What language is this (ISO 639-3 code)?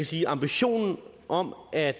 dan